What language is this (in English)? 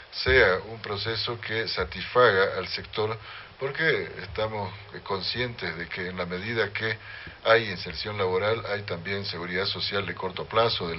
Spanish